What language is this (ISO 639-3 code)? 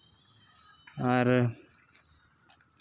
sat